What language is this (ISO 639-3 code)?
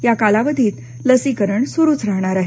mar